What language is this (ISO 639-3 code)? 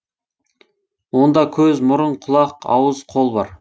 kaz